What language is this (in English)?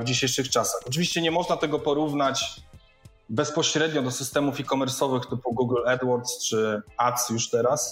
Polish